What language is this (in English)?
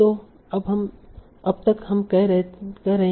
Hindi